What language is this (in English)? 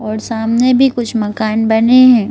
Hindi